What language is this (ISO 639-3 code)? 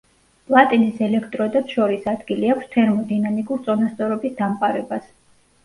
kat